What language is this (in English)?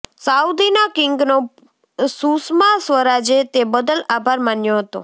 Gujarati